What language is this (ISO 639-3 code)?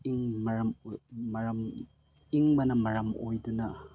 mni